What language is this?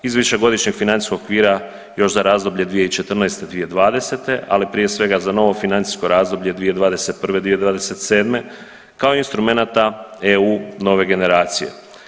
Croatian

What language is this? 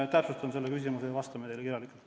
Estonian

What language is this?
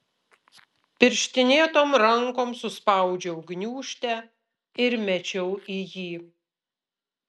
Lithuanian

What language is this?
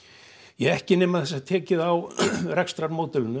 Icelandic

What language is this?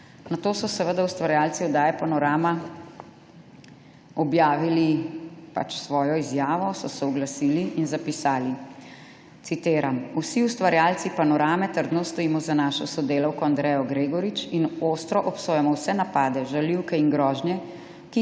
Slovenian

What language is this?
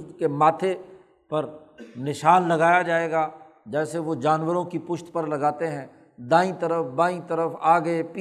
Urdu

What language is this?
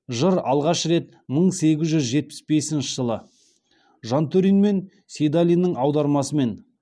Kazakh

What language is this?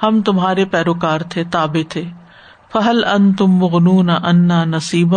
Urdu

